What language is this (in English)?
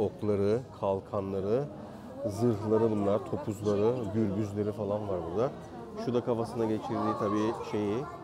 Turkish